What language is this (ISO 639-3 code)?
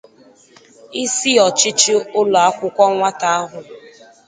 ibo